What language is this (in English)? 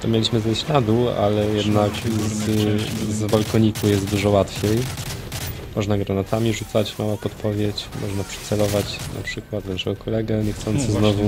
Polish